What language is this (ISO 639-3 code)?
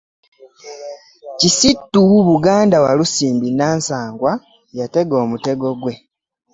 lug